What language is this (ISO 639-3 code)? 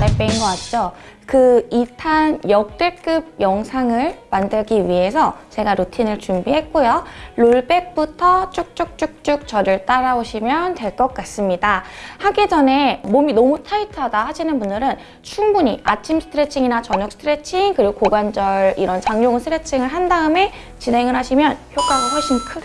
kor